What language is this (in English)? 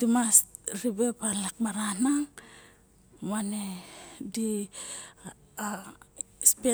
Barok